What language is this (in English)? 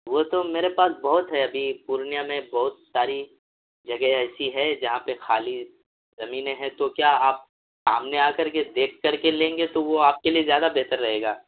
Urdu